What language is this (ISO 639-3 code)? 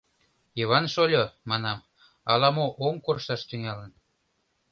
chm